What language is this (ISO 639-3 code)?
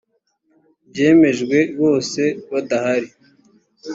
kin